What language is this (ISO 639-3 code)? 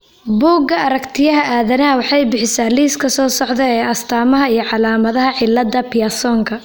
som